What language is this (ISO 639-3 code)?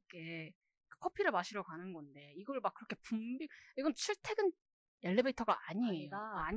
kor